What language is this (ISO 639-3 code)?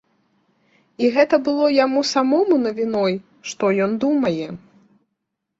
bel